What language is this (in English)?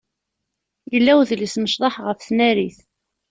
Kabyle